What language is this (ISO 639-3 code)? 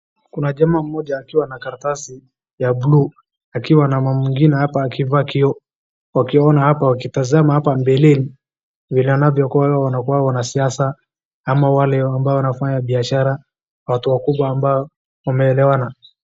swa